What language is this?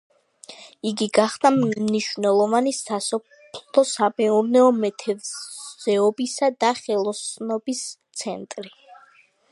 Georgian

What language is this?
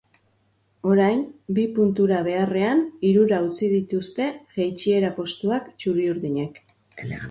Basque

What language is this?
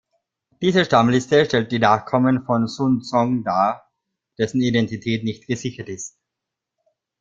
German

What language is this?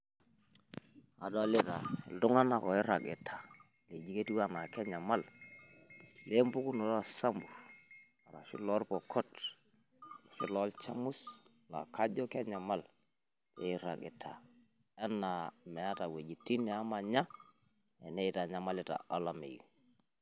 Masai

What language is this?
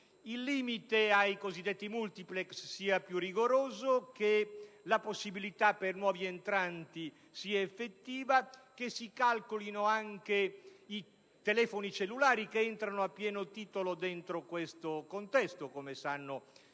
Italian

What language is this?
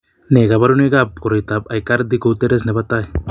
Kalenjin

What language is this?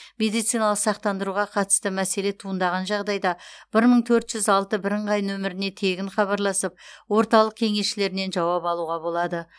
Kazakh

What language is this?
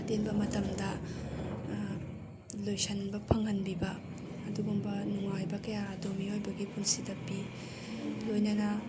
Manipuri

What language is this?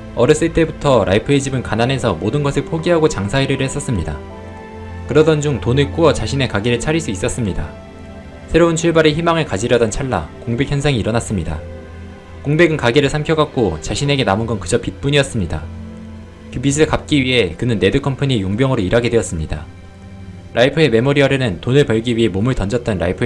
Korean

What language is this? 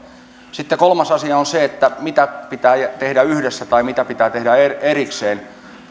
Finnish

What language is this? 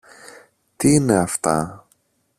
Greek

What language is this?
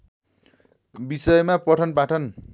Nepali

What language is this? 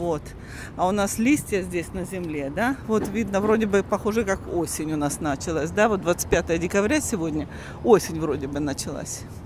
Russian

